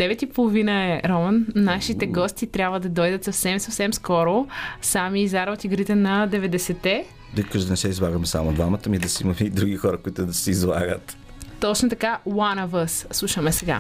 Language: Bulgarian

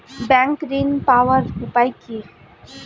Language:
Bangla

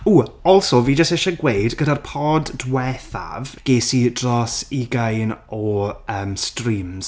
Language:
Welsh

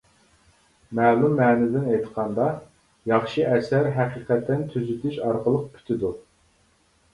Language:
Uyghur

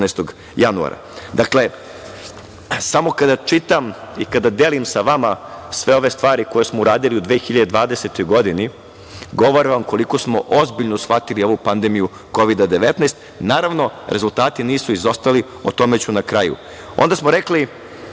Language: Serbian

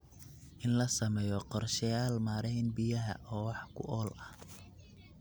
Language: Somali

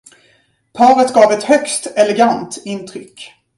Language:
Swedish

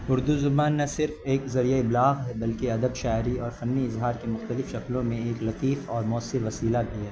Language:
Urdu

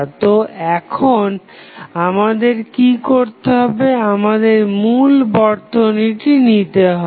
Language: Bangla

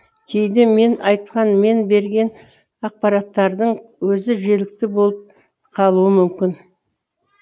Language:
Kazakh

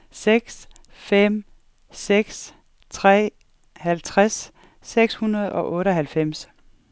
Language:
Danish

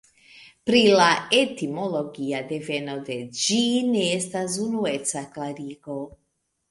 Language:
Esperanto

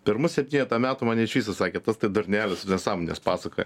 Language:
Lithuanian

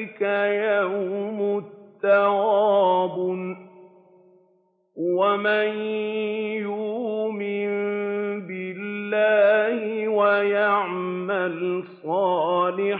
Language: Arabic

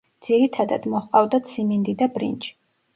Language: Georgian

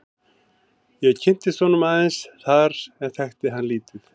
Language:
Icelandic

